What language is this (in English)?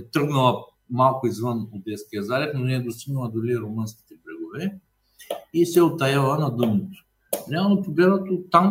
Bulgarian